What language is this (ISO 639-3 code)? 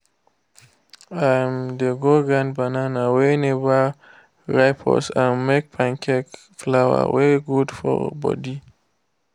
pcm